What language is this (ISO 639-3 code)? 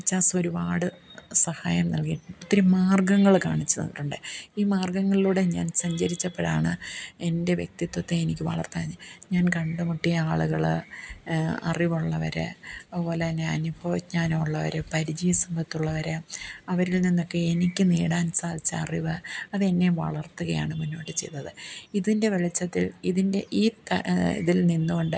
mal